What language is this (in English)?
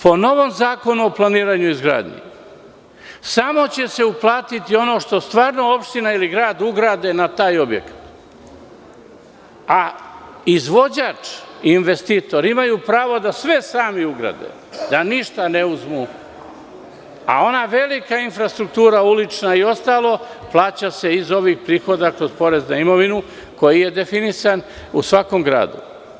Serbian